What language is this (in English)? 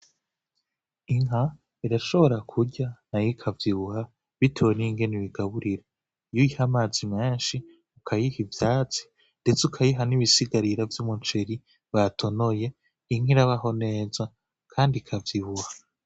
Rundi